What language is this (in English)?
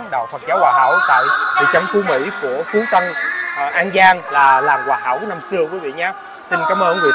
Vietnamese